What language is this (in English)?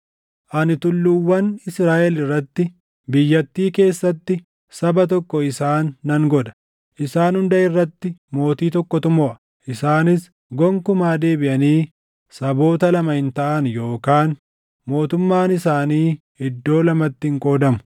Oromo